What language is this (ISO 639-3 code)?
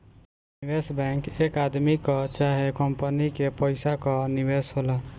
bho